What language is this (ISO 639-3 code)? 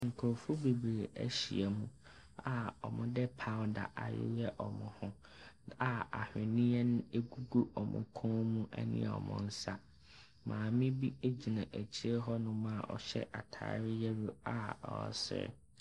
aka